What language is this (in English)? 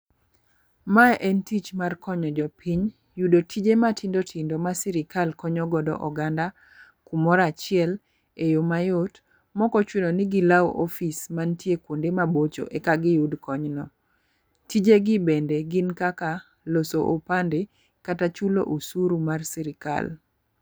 Luo (Kenya and Tanzania)